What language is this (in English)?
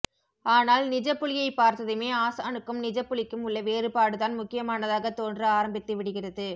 Tamil